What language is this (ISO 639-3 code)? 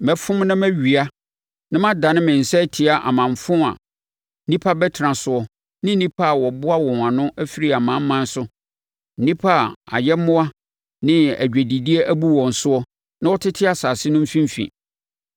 aka